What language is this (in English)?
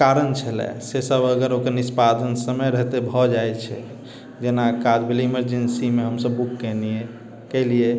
Maithili